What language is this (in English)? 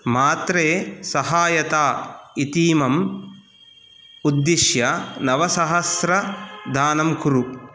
Sanskrit